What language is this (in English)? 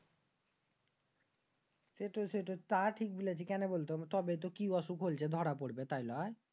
Bangla